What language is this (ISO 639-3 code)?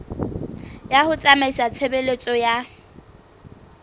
sot